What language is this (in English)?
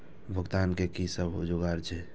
Maithili